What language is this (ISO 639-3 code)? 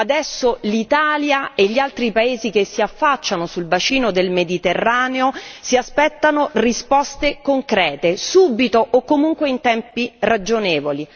ita